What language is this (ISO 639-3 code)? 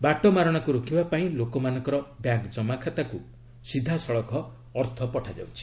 ori